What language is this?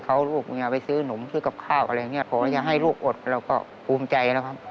Thai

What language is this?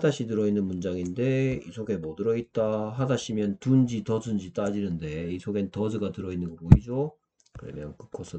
Korean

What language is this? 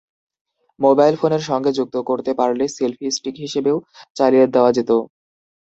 Bangla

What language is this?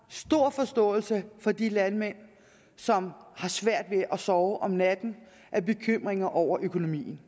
Danish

